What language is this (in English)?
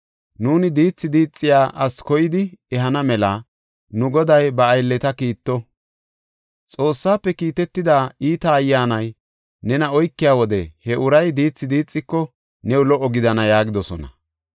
Gofa